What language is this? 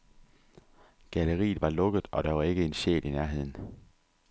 Danish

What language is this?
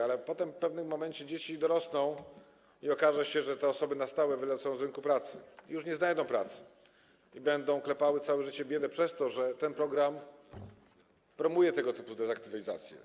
Polish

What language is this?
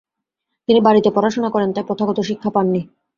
Bangla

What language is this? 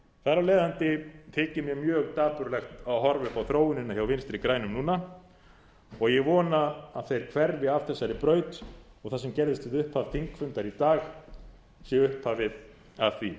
Icelandic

